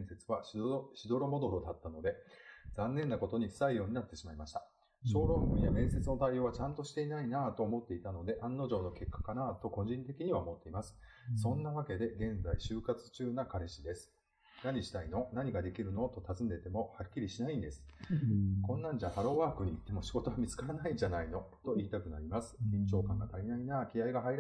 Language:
Japanese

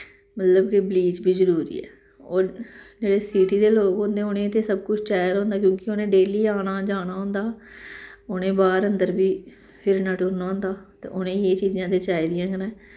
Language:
Dogri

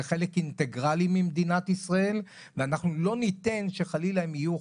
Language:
Hebrew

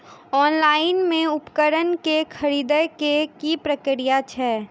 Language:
Maithili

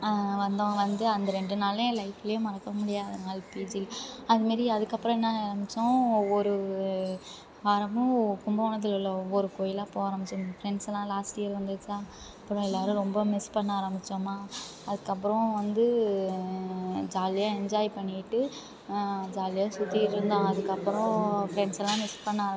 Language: Tamil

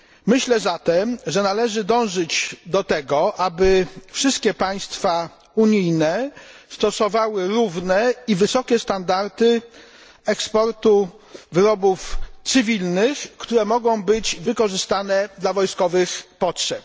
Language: Polish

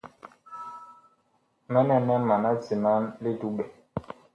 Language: Bakoko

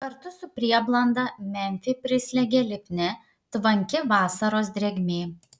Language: Lithuanian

